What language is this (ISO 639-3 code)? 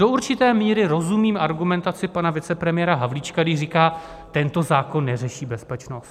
ces